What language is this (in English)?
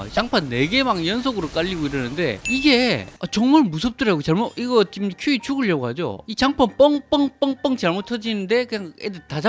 Korean